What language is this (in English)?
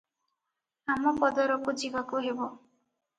Odia